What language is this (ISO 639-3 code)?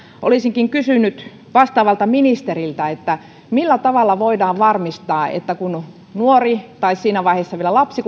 fin